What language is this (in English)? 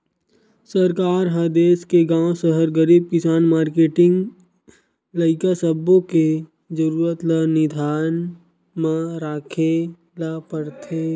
Chhattisgarhi